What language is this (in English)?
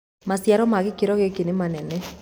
Kikuyu